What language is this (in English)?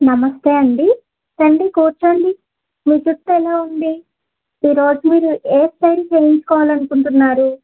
Telugu